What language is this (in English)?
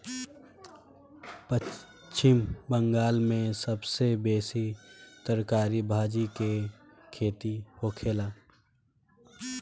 Bhojpuri